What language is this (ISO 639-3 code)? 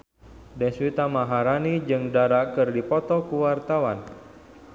sun